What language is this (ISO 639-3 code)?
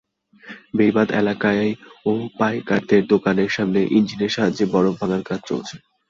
ben